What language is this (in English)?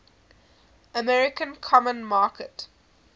English